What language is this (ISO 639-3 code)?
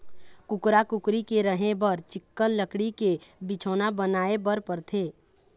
hne